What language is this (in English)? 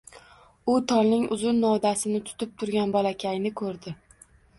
Uzbek